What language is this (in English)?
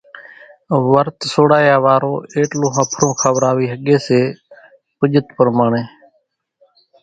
Kachi Koli